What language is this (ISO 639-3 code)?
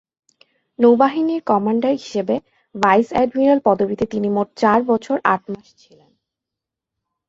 ben